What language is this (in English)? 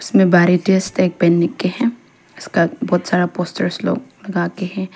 Hindi